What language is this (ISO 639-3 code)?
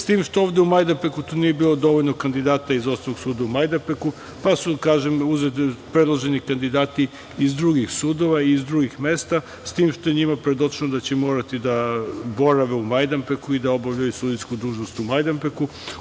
srp